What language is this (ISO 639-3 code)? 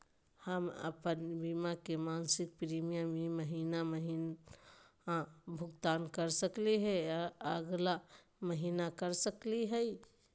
mag